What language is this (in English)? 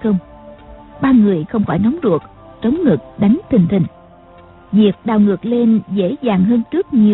Vietnamese